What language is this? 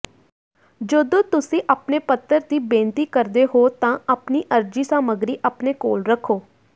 Punjabi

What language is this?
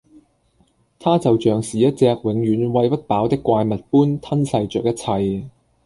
Cantonese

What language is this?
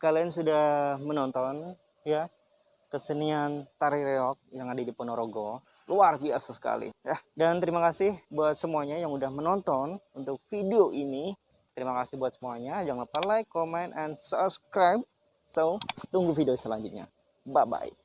Indonesian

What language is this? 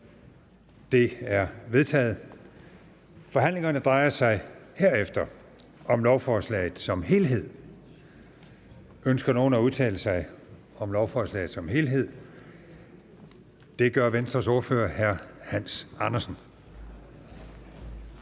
Danish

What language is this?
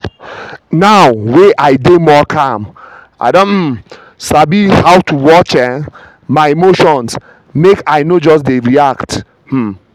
Nigerian Pidgin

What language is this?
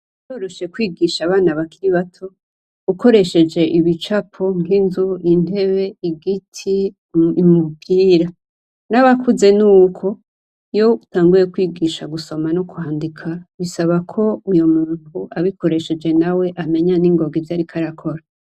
Rundi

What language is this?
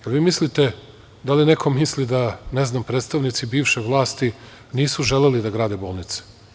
Serbian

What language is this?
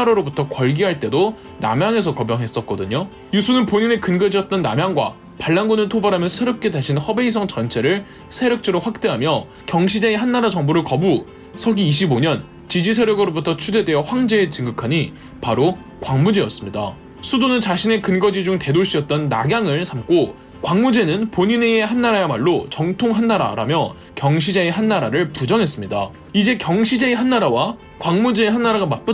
Korean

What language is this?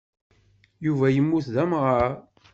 Kabyle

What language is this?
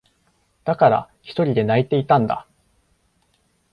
Japanese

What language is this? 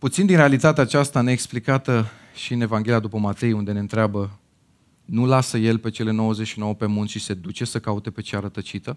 Romanian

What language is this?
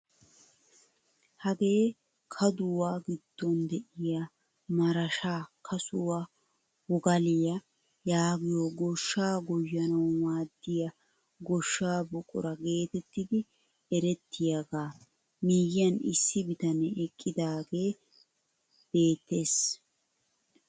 Wolaytta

